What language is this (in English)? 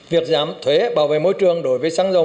Vietnamese